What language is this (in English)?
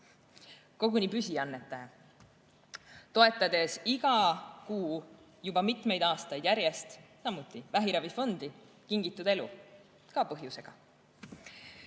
Estonian